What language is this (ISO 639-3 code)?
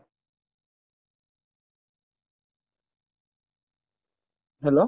asm